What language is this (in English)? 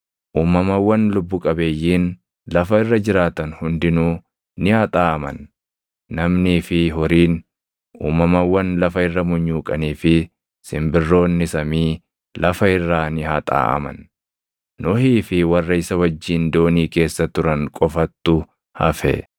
Oromo